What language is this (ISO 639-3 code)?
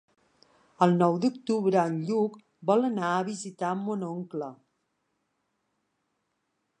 cat